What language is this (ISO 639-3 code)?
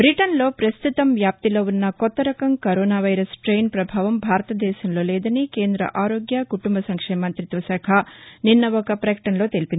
tel